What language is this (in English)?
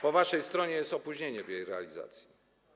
Polish